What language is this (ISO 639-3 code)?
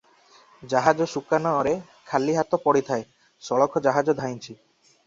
ori